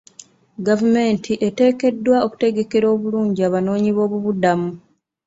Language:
Ganda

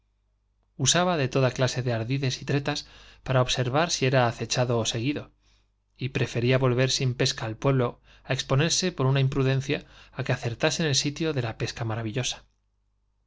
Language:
Spanish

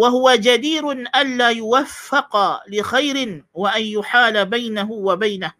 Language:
Malay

